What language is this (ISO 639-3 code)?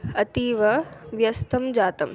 san